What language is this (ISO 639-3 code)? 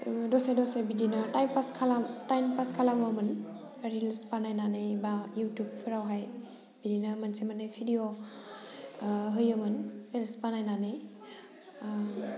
brx